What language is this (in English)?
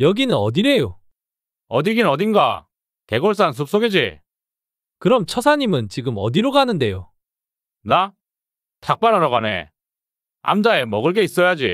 Korean